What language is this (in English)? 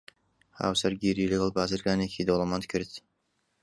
Central Kurdish